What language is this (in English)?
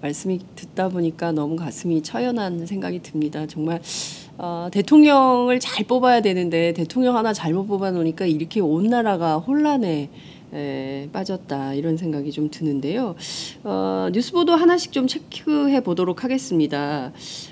Korean